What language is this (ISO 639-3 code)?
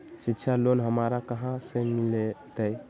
mag